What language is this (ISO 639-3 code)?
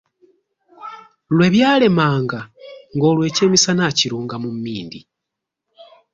lug